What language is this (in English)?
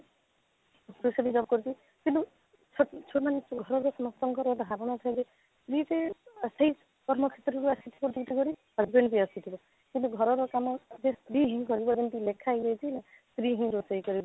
Odia